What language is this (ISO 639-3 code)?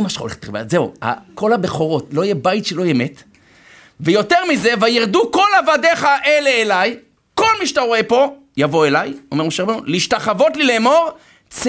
heb